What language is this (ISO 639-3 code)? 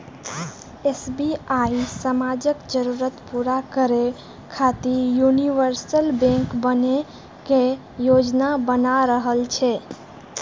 mai